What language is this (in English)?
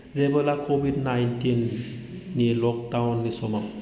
Bodo